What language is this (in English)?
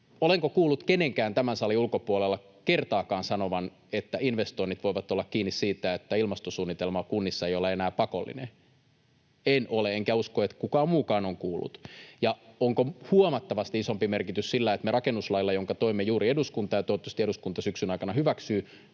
Finnish